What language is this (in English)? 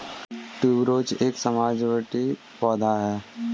Hindi